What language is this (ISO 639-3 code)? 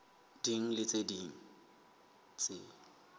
sot